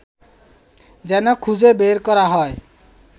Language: Bangla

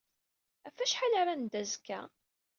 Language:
Kabyle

